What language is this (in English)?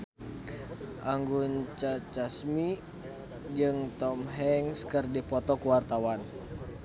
Sundanese